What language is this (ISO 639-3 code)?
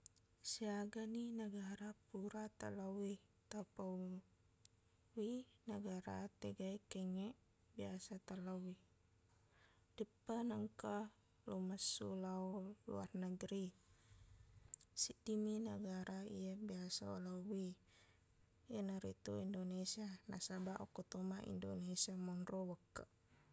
bug